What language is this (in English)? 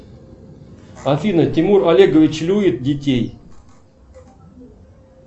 Russian